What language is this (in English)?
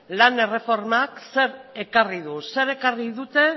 Basque